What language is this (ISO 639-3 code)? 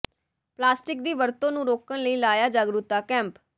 pan